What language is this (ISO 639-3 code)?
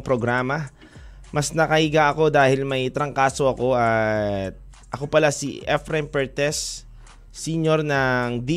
fil